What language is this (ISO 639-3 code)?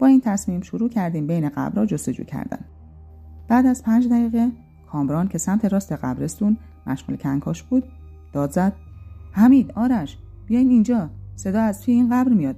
fas